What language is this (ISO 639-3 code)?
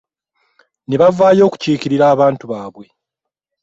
lug